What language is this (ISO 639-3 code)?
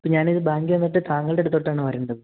mal